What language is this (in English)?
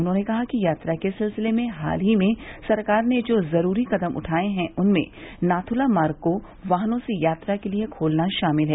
Hindi